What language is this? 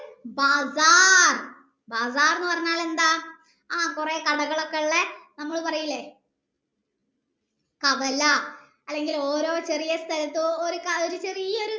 Malayalam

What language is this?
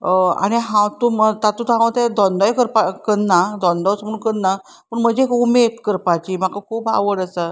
Konkani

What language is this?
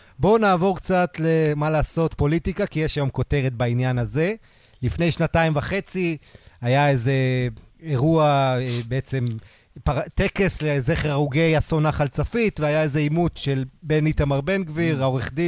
Hebrew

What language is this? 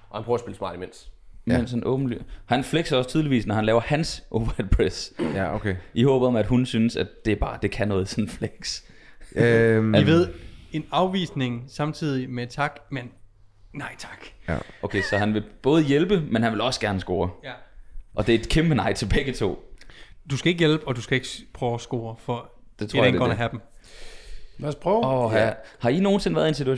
Danish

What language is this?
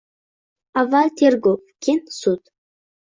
Uzbek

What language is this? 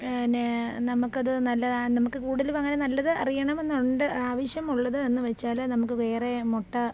Malayalam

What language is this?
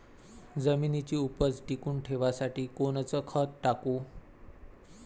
Marathi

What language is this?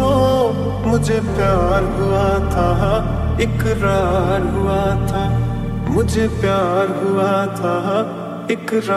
Hindi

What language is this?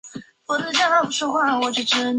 Chinese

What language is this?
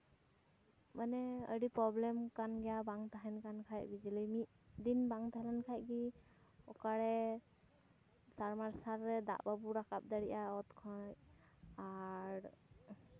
Santali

